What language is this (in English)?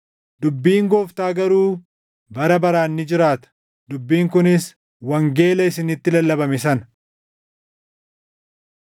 Oromo